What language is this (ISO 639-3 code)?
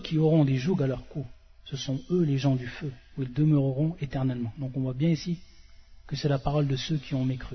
fra